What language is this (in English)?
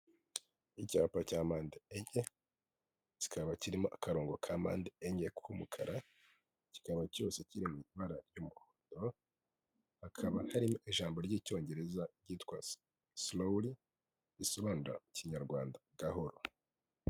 Kinyarwanda